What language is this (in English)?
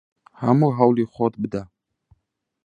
Central Kurdish